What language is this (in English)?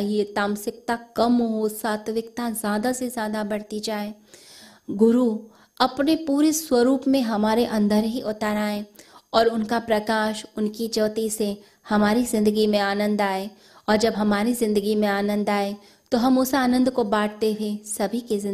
Hindi